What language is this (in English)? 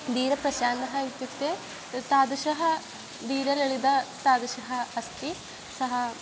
Sanskrit